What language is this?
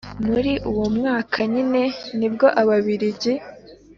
Kinyarwanda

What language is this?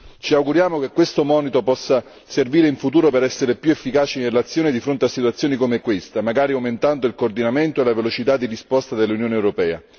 Italian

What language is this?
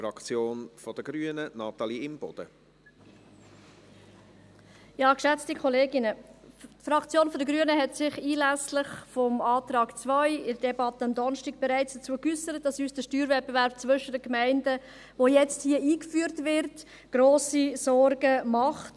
Swiss German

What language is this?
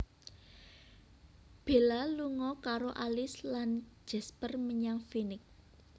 Javanese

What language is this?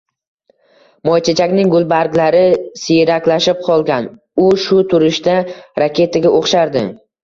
Uzbek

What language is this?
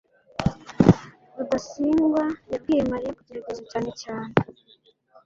Kinyarwanda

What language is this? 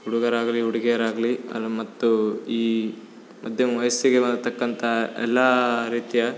Kannada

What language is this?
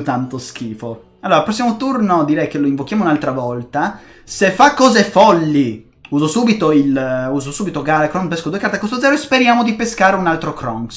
Italian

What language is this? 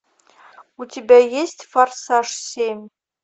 Russian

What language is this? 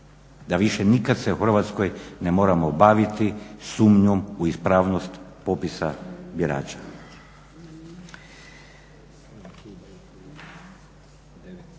Croatian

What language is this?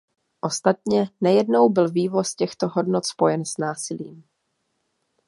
Czech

